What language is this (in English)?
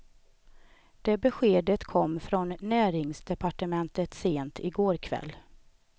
Swedish